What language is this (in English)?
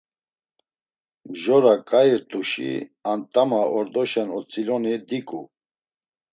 Laz